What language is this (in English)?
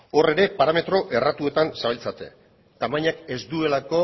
Basque